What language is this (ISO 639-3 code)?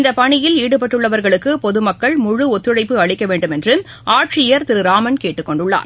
tam